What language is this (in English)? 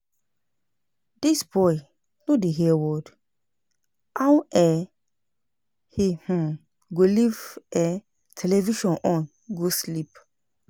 Nigerian Pidgin